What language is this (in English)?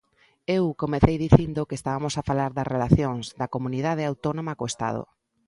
Galician